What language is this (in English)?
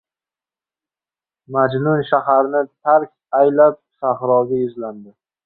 Uzbek